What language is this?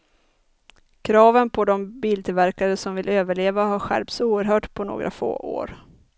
Swedish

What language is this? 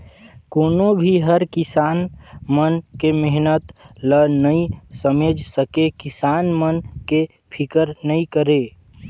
Chhattisgarhi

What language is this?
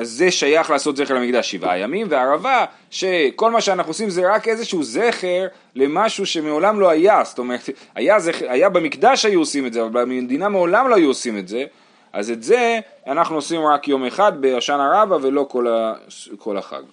Hebrew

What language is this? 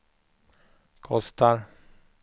Swedish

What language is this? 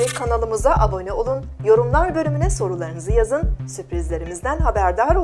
Turkish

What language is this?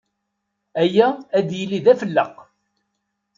Kabyle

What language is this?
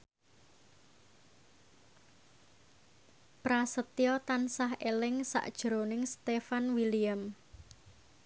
Javanese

